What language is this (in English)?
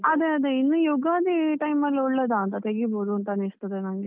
Kannada